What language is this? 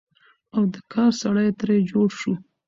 Pashto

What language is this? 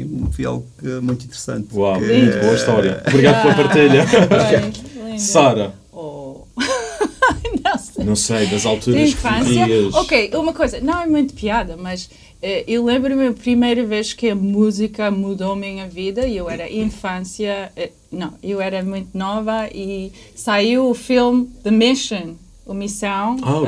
Portuguese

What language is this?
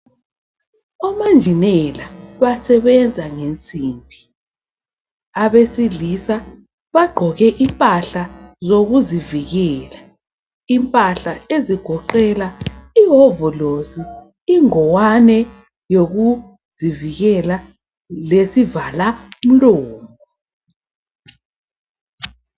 North Ndebele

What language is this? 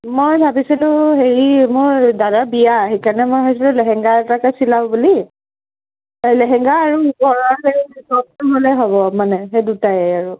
Assamese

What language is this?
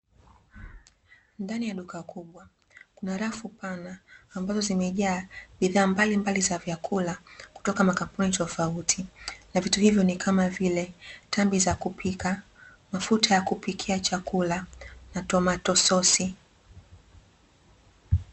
Swahili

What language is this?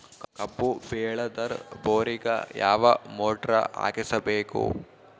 Kannada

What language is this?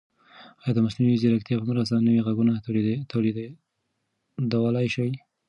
Pashto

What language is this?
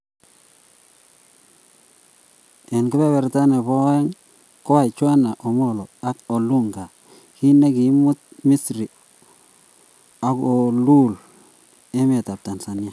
Kalenjin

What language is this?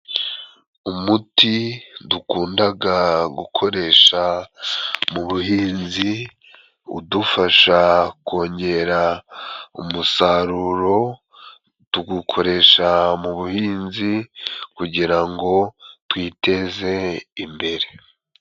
Kinyarwanda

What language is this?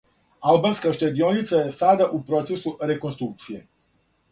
Serbian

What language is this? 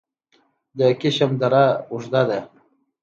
Pashto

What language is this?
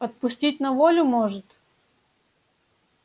Russian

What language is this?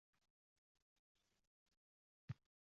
Uzbek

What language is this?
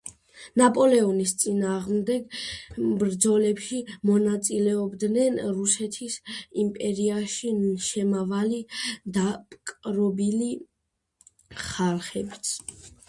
Georgian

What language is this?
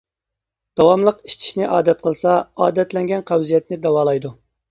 Uyghur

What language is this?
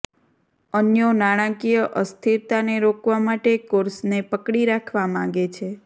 Gujarati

